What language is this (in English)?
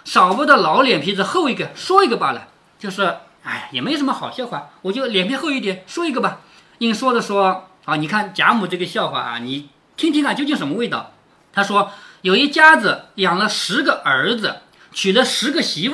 Chinese